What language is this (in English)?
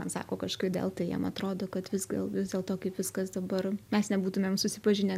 Lithuanian